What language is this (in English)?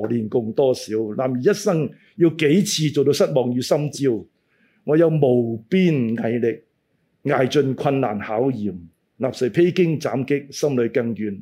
Chinese